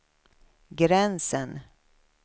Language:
Swedish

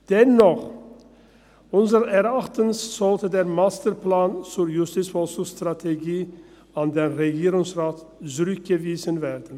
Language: Swiss German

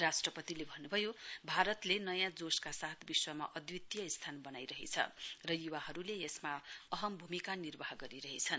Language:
Nepali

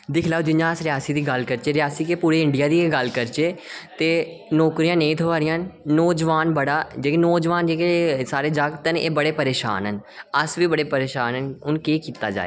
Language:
Dogri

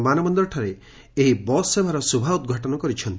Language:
Odia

